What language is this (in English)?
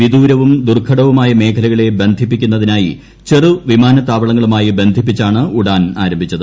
Malayalam